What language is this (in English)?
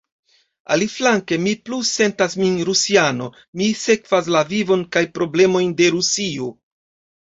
Esperanto